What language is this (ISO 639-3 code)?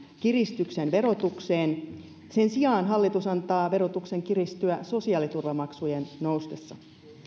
fin